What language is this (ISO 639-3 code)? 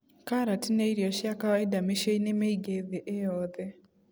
kik